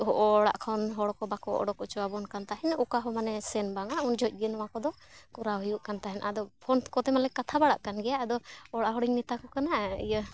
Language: Santali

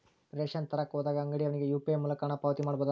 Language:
Kannada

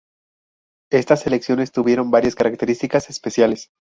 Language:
Spanish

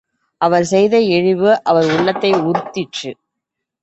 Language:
Tamil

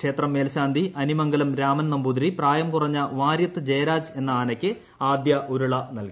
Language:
Malayalam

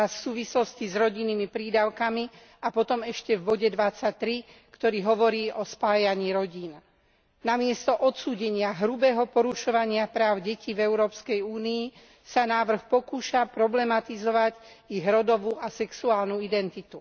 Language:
Slovak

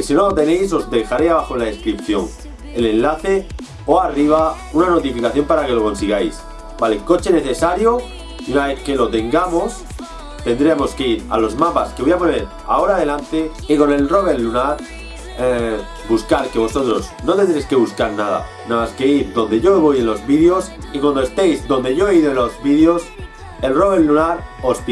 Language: Spanish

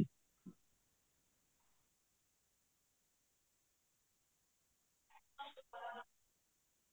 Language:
Punjabi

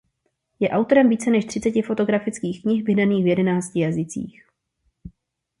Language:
Czech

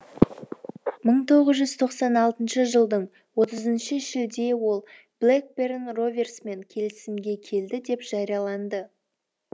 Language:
Kazakh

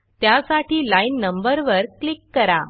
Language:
Marathi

